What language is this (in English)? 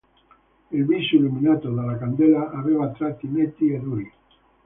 Italian